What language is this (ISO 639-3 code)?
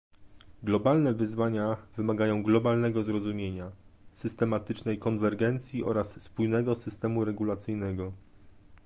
pol